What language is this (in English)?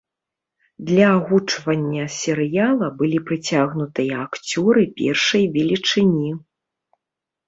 Belarusian